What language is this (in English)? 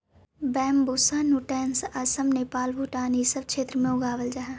Magahi